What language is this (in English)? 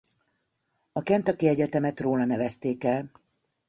Hungarian